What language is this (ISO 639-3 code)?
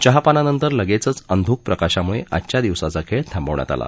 mar